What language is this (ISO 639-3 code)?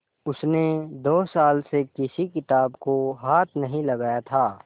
hin